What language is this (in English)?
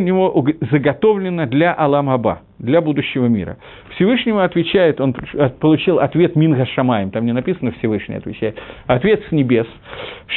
Russian